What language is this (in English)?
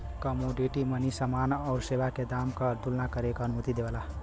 Bhojpuri